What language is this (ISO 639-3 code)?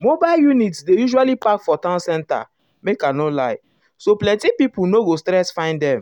pcm